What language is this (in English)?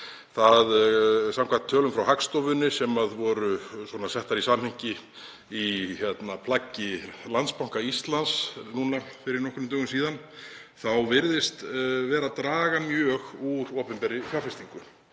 Icelandic